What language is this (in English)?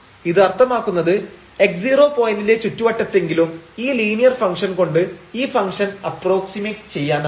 Malayalam